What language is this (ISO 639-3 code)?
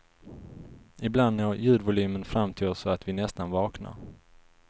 swe